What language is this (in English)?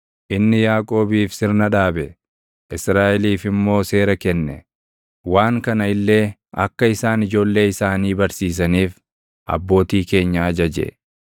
Oromo